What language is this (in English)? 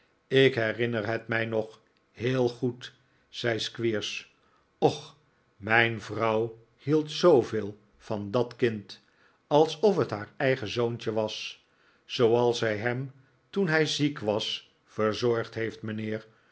Dutch